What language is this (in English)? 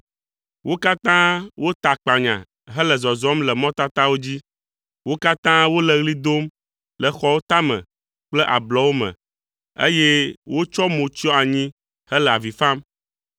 Ewe